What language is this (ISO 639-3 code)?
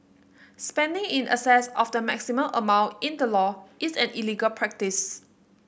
eng